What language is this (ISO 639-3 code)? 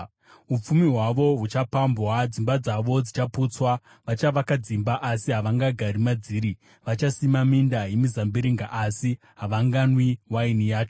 sna